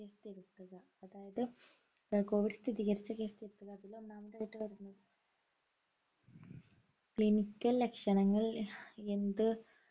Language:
Malayalam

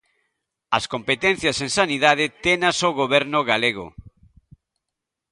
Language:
Galician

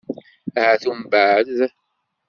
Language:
Kabyle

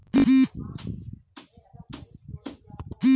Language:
Bhojpuri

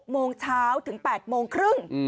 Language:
Thai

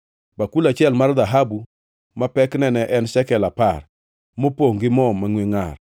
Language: Luo (Kenya and Tanzania)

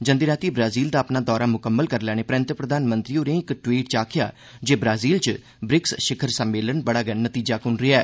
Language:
Dogri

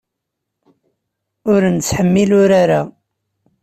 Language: Kabyle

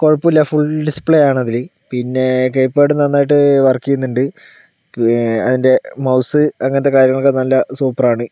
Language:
Malayalam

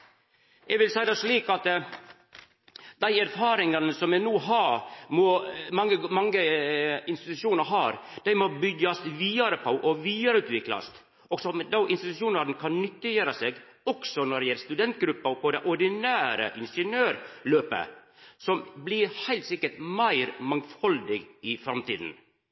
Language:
Norwegian Nynorsk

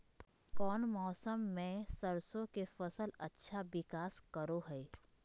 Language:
Magahi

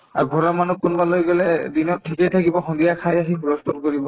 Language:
Assamese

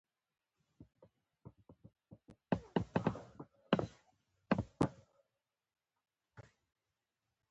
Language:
Pashto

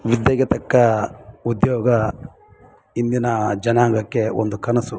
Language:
Kannada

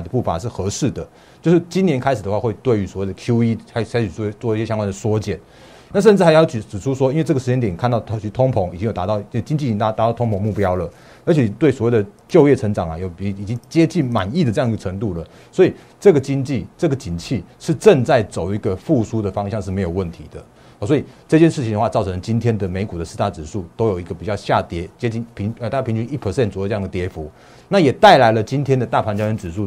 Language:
Chinese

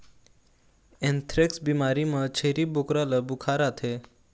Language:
Chhattisgarhi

